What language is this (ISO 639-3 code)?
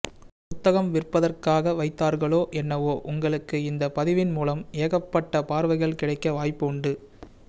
tam